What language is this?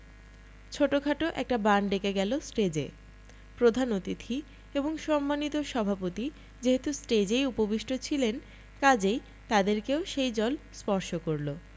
Bangla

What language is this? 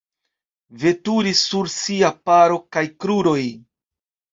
Esperanto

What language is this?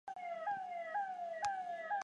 Chinese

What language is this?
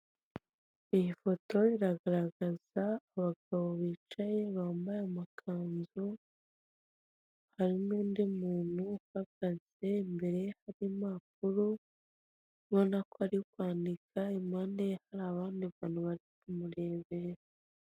Kinyarwanda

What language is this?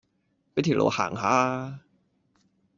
Cantonese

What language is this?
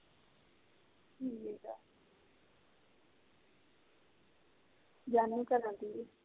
Punjabi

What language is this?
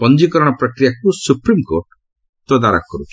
Odia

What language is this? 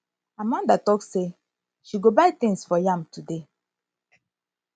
Nigerian Pidgin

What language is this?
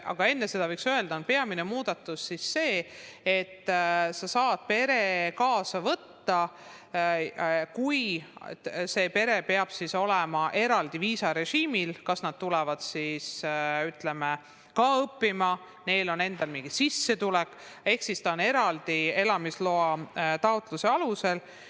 Estonian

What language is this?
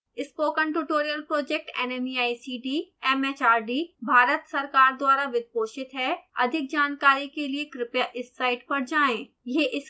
Hindi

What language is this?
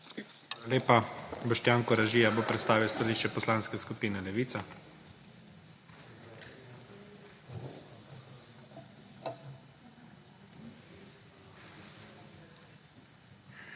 Slovenian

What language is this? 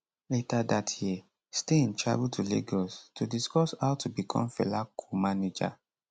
Nigerian Pidgin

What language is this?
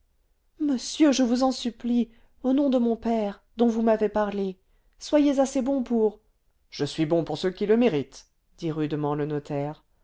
French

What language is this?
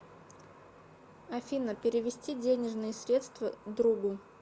Russian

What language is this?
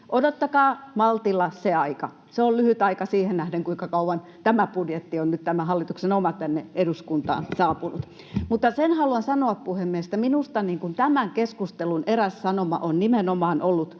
Finnish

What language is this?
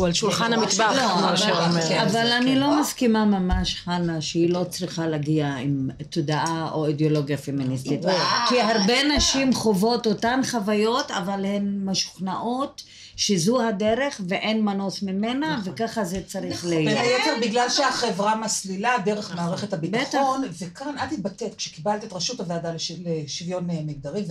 Hebrew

